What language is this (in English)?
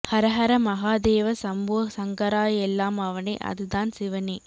Tamil